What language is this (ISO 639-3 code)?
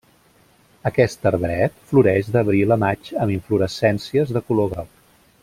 cat